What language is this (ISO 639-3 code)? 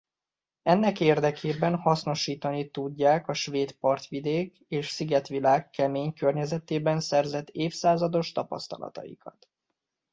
hun